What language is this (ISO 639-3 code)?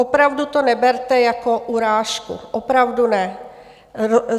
ces